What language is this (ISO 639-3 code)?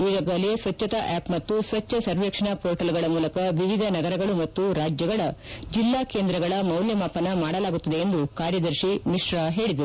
kan